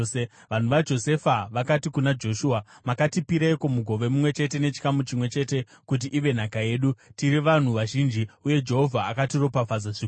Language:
Shona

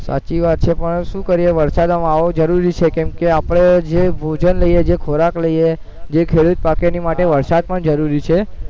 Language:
Gujarati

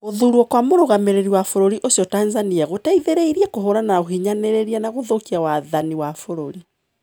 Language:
Kikuyu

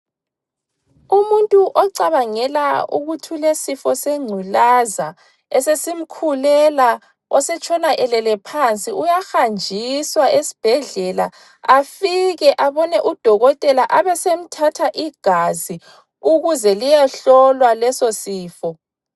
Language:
North Ndebele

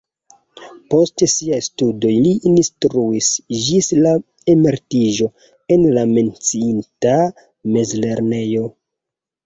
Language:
Esperanto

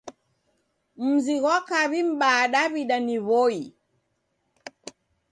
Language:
Taita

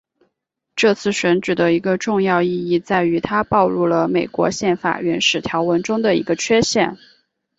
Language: Chinese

